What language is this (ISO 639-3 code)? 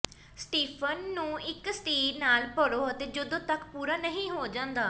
pan